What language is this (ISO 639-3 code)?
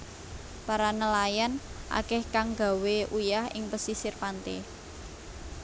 jav